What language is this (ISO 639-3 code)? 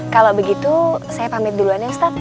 ind